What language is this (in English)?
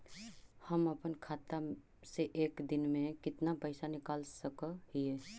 Magahi